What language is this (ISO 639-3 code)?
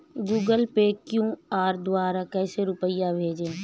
hin